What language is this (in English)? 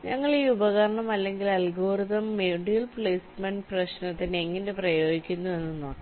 Malayalam